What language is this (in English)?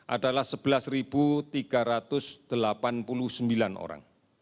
Indonesian